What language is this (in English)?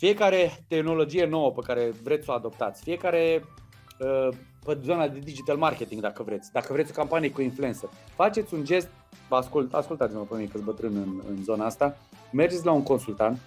Romanian